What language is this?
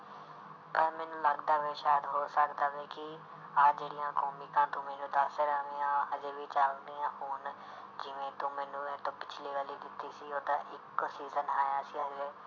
Punjabi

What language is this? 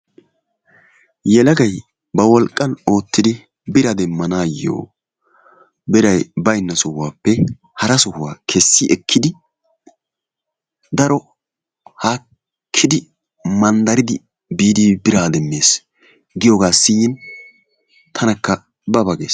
Wolaytta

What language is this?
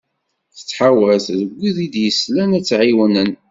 Kabyle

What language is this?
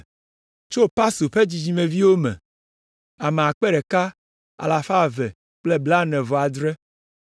Ewe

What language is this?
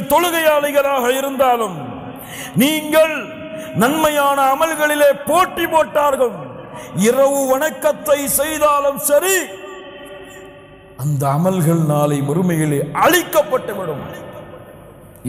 Arabic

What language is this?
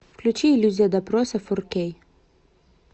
Russian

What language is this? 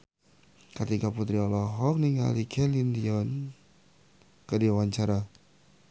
Sundanese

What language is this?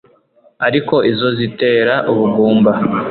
Kinyarwanda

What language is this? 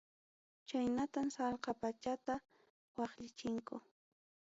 Ayacucho Quechua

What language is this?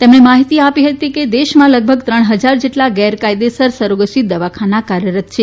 Gujarati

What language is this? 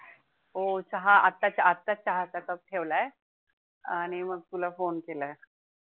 Marathi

